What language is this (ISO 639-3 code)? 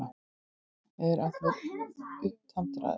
isl